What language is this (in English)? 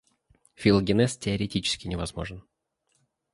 Russian